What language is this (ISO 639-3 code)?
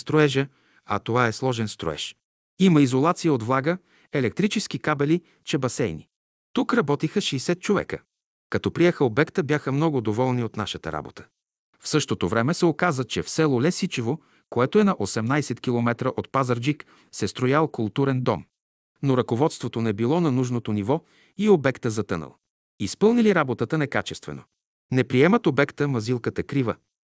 bul